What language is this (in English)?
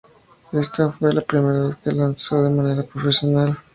Spanish